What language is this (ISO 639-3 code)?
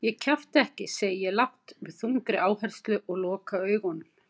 isl